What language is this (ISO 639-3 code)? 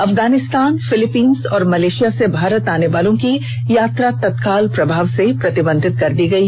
hin